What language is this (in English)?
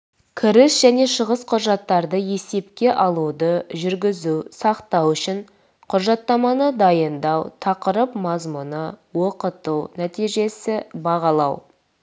Kazakh